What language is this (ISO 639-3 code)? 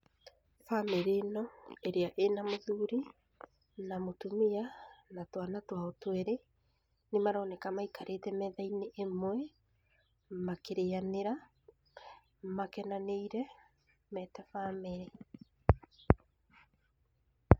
kik